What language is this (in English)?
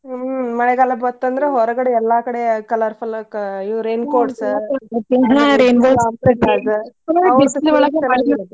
Kannada